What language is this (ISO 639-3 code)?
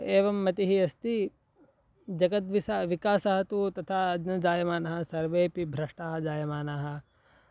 san